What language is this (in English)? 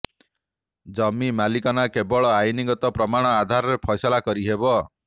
Odia